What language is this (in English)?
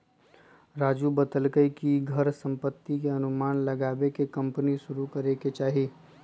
Magahi